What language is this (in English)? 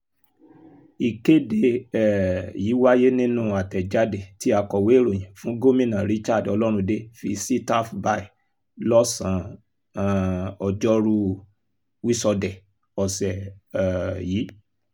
Yoruba